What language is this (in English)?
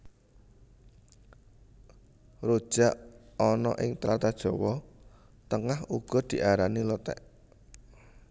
Javanese